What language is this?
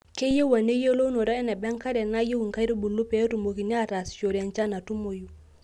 Masai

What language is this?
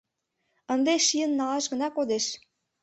Mari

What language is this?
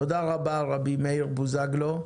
Hebrew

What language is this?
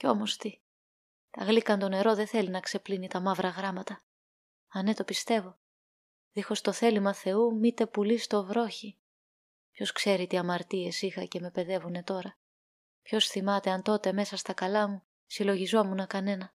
Greek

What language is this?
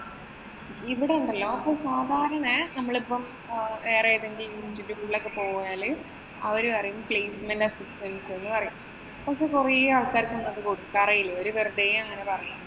Malayalam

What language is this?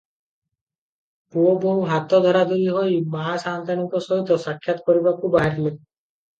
Odia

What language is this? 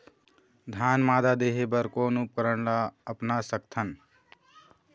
Chhattisgarhi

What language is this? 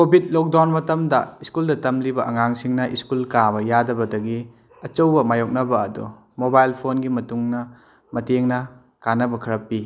Manipuri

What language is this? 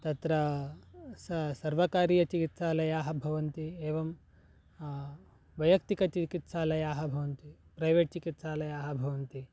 Sanskrit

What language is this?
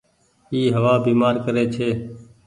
Goaria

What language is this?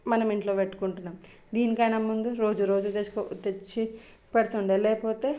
Telugu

